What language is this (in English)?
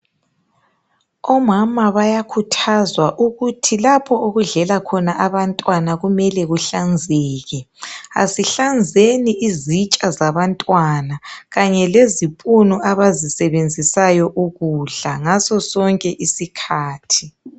North Ndebele